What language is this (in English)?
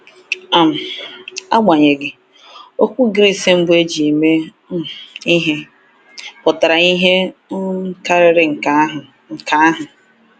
Igbo